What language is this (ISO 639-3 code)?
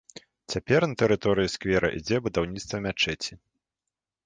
bel